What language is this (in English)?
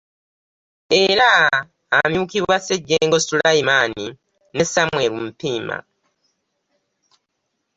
Ganda